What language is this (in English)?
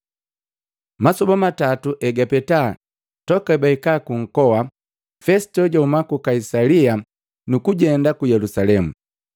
Matengo